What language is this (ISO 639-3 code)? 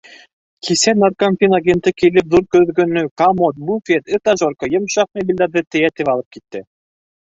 bak